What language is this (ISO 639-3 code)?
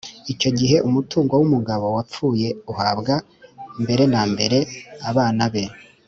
kin